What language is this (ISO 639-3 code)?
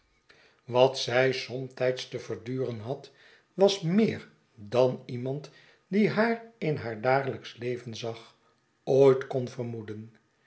nld